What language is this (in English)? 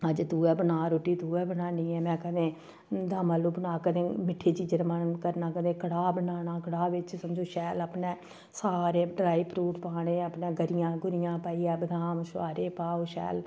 Dogri